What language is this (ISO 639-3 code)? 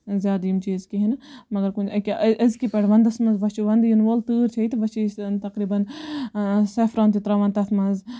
kas